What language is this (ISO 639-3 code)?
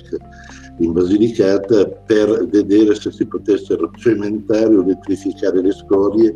ita